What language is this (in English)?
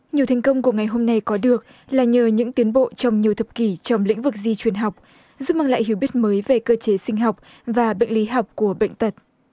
Vietnamese